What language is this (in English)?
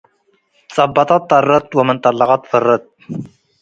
Tigre